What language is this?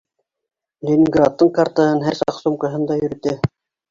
Bashkir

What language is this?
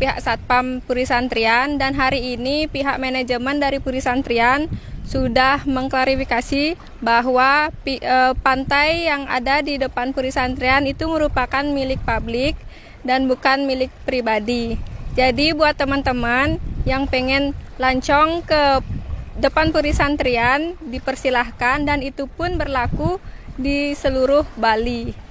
Indonesian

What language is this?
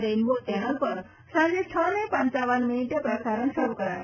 Gujarati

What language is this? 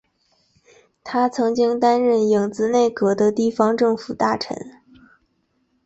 Chinese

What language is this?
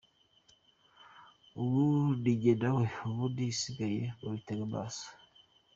Kinyarwanda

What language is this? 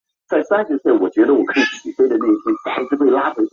Chinese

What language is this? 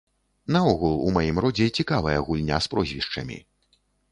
Belarusian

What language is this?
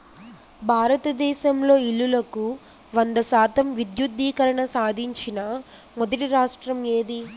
Telugu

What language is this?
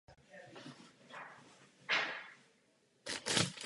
Czech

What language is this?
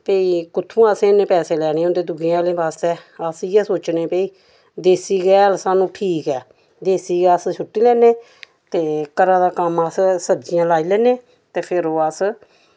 Dogri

